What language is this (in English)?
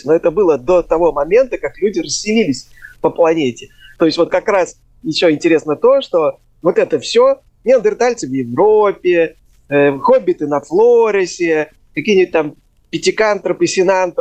Russian